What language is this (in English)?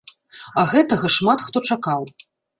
Belarusian